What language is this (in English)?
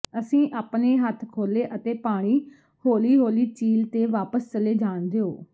Punjabi